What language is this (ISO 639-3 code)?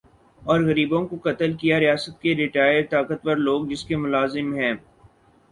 urd